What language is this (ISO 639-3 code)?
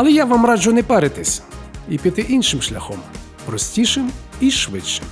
ukr